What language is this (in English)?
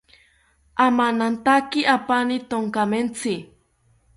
South Ucayali Ashéninka